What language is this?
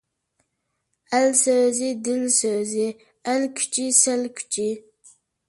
Uyghur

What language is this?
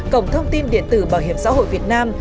Vietnamese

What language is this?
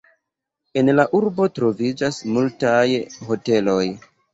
Esperanto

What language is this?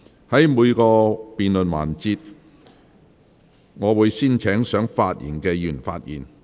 Cantonese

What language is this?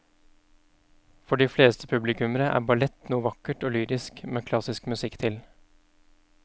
Norwegian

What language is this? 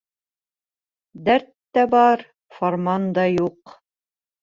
Bashkir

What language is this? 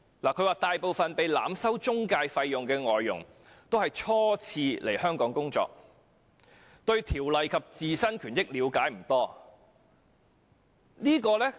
Cantonese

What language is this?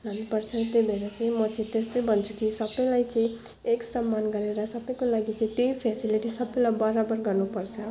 Nepali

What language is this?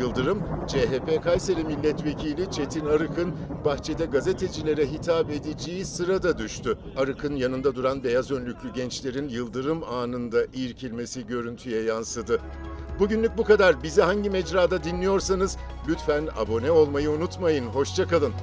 Turkish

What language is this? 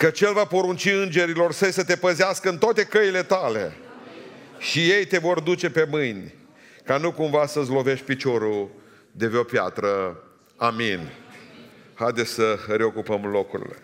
Romanian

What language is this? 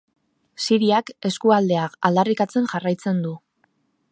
Basque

